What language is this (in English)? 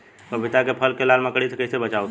Bhojpuri